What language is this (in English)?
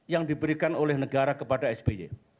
Indonesian